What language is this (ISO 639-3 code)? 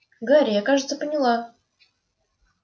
rus